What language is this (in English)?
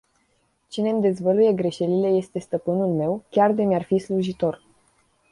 Romanian